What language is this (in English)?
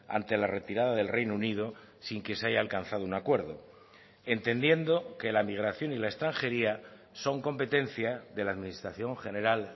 Spanish